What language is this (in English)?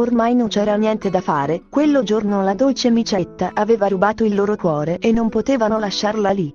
Italian